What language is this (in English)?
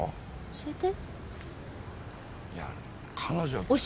Japanese